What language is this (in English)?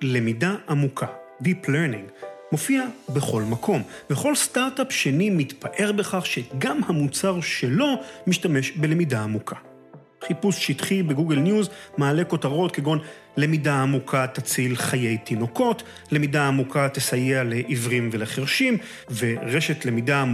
Hebrew